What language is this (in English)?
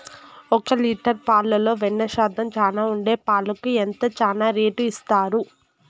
Telugu